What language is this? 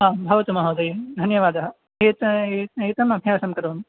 Sanskrit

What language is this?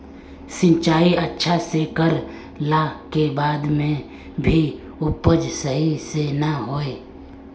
Magahi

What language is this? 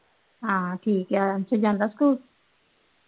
Punjabi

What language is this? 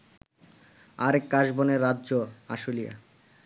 Bangla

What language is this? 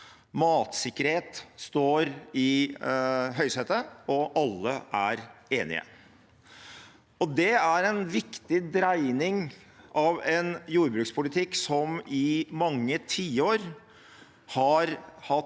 Norwegian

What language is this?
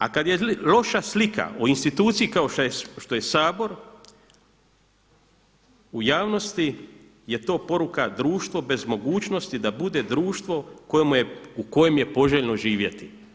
Croatian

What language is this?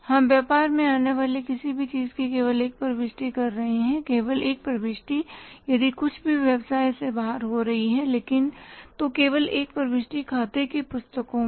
Hindi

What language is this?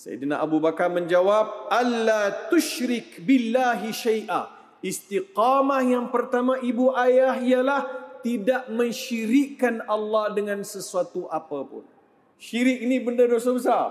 Malay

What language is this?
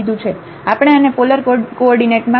Gujarati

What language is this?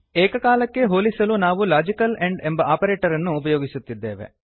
Kannada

